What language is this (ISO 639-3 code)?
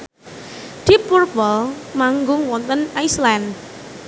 jav